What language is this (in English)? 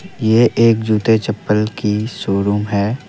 Hindi